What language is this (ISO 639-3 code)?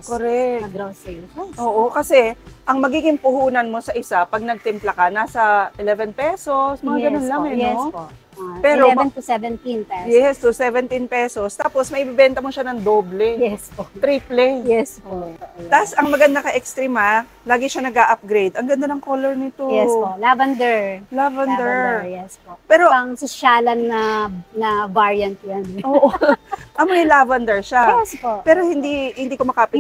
fil